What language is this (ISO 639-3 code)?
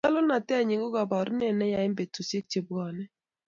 kln